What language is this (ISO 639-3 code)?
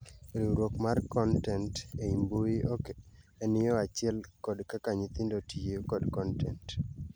luo